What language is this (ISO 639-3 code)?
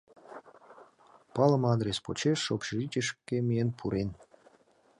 chm